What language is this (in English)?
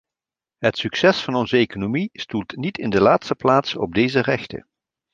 Dutch